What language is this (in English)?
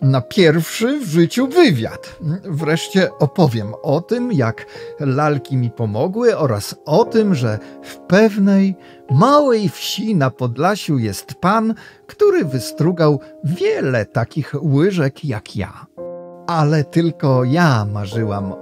Polish